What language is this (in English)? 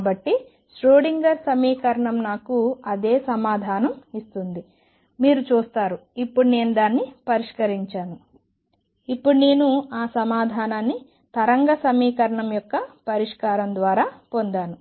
Telugu